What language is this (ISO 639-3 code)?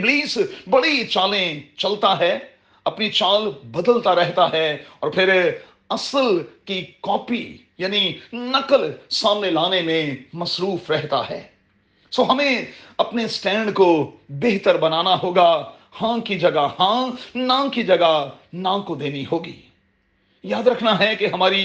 urd